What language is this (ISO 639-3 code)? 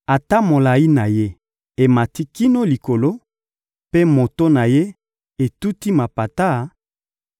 lin